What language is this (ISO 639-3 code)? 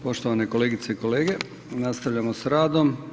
hrv